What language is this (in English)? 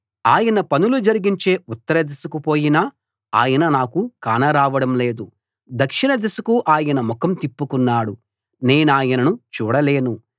Telugu